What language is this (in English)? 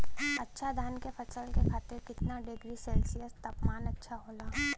Bhojpuri